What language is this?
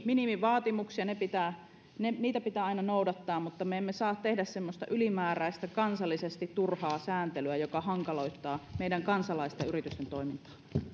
Finnish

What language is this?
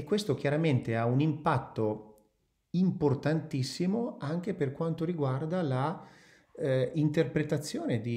Italian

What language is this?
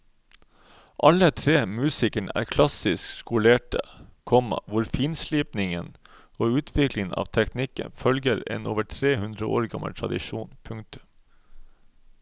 Norwegian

